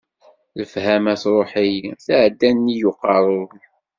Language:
Kabyle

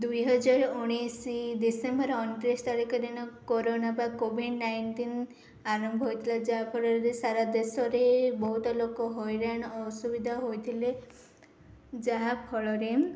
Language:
Odia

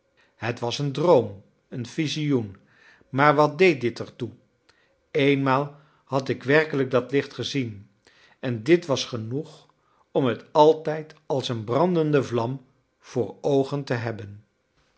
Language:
Dutch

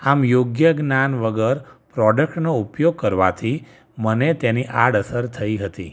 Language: Gujarati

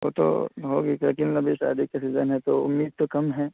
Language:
Urdu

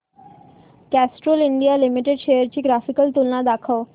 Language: Marathi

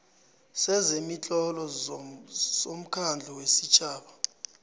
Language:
South Ndebele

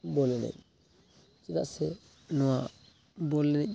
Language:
Santali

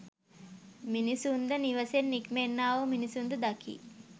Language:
Sinhala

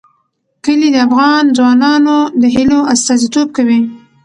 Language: Pashto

